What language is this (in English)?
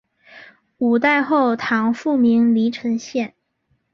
Chinese